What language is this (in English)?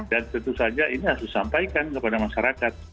Indonesian